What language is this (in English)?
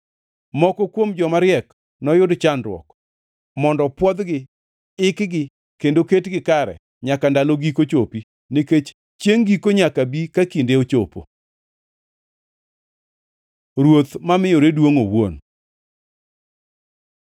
Luo (Kenya and Tanzania)